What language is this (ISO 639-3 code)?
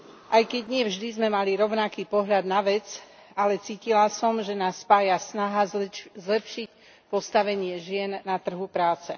slk